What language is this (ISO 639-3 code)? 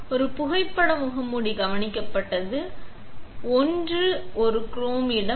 tam